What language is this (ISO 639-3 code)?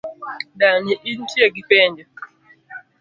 luo